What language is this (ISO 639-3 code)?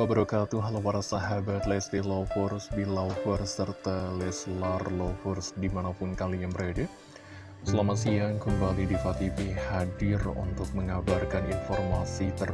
ind